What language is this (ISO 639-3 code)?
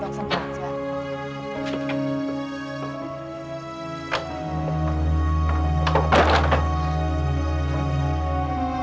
ind